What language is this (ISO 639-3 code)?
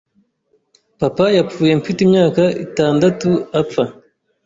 kin